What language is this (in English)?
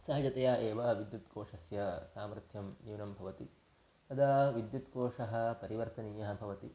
Sanskrit